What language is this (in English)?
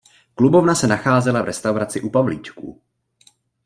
Czech